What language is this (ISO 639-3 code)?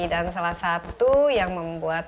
ind